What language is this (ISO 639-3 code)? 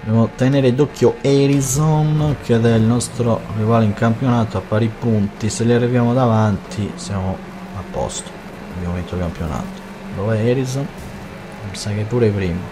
ita